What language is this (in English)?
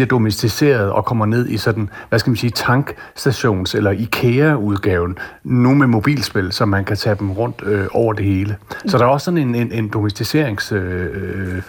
Danish